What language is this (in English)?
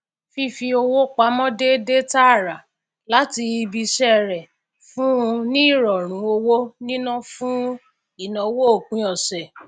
Yoruba